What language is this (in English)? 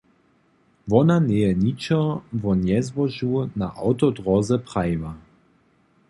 Upper Sorbian